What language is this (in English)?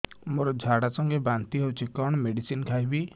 Odia